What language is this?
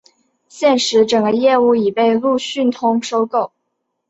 Chinese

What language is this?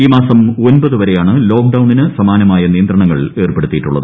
Malayalam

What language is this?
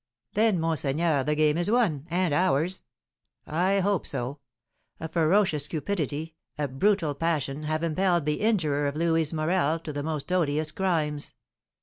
English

